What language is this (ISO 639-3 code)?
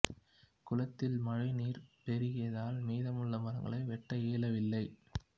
tam